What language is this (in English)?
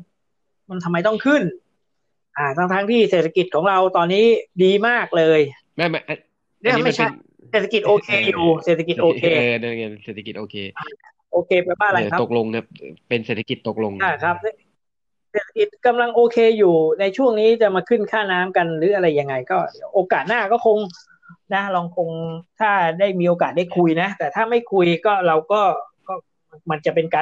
Thai